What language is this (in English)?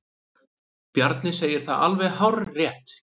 Icelandic